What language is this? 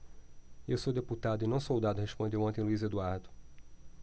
Portuguese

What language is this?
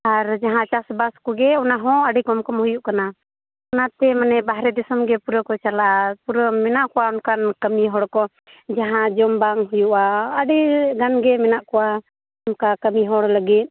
Santali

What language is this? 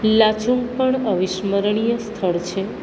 Gujarati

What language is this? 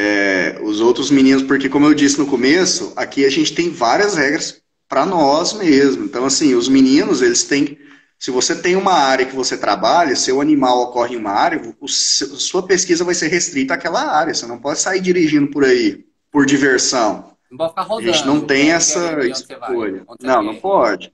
Portuguese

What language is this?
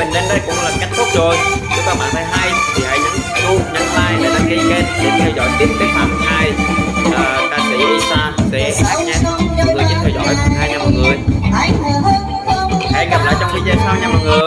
Vietnamese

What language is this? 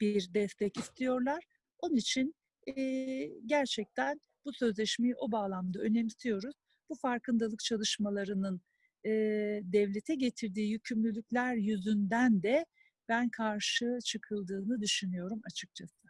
Turkish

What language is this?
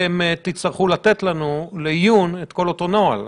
Hebrew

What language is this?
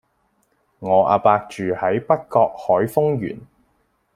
Cantonese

